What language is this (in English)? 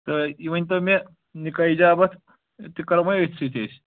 Kashmiri